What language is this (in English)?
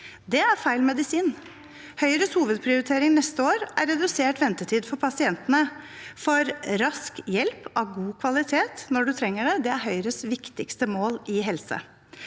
Norwegian